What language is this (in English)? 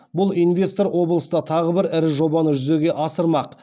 Kazakh